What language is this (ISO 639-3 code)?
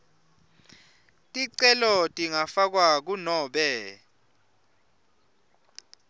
ssw